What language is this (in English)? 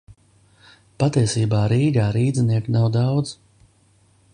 Latvian